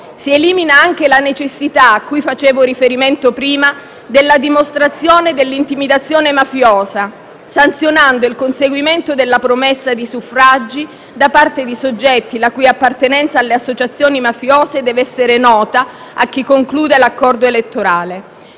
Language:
Italian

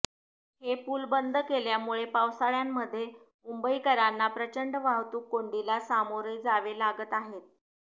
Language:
Marathi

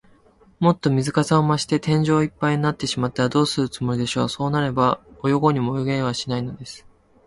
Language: Japanese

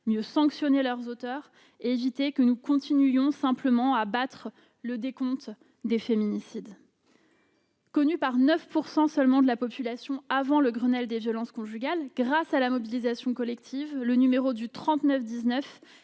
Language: French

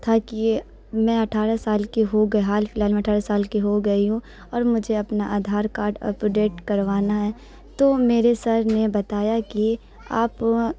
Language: Urdu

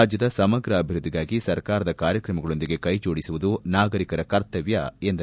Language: Kannada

